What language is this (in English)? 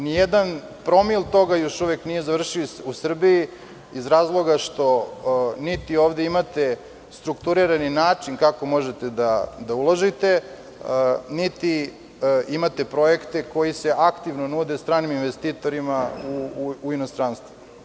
Serbian